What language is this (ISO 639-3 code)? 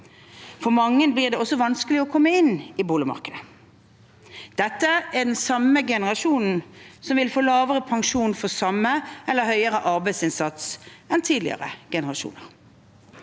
nor